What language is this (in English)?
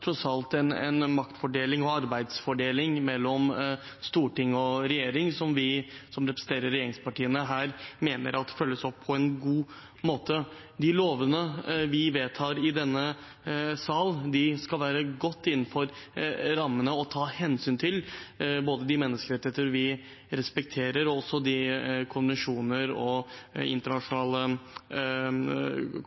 Norwegian Bokmål